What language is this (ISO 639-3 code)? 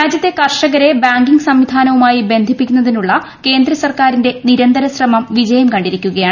mal